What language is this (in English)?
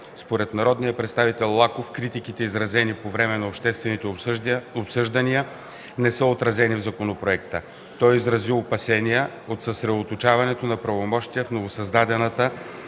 Bulgarian